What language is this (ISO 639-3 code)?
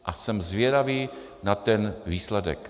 ces